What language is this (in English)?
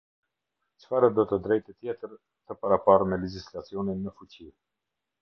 Albanian